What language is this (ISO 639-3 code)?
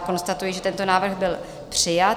ces